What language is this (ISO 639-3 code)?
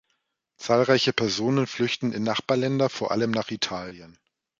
deu